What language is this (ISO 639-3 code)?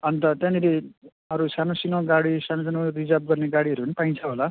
nep